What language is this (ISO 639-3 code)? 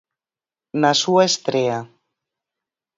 glg